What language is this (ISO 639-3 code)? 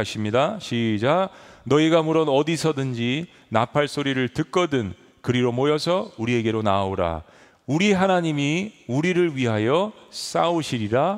kor